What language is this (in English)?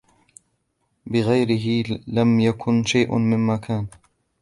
Arabic